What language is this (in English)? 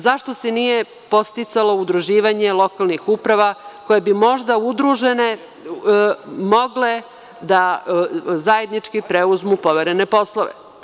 Serbian